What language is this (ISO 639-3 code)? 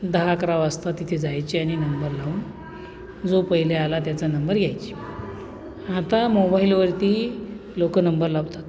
mar